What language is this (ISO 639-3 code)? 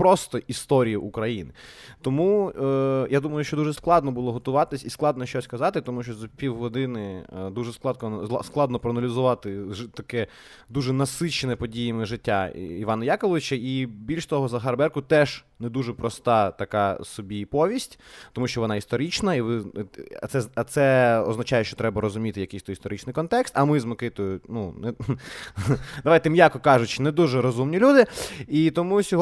ukr